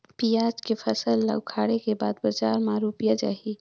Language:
Chhattisgarhi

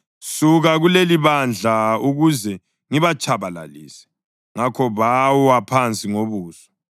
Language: North Ndebele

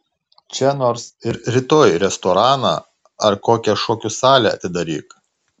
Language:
Lithuanian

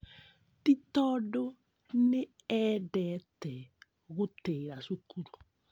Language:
Kikuyu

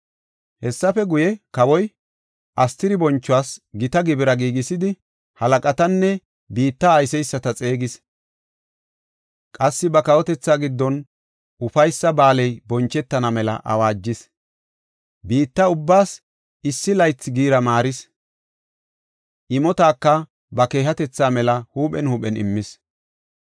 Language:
Gofa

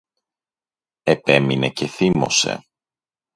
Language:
Greek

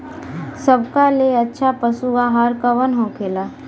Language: Bhojpuri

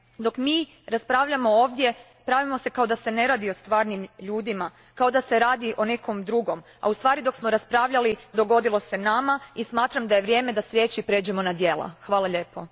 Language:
Croatian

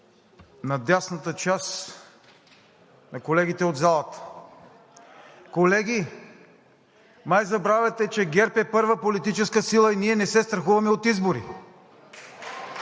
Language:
Bulgarian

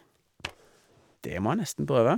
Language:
Norwegian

